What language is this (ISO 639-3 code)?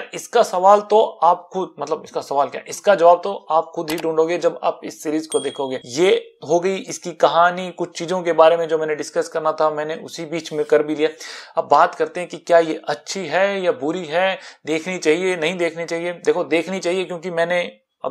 hin